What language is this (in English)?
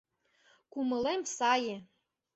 Mari